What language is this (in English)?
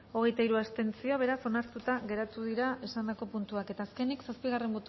Basque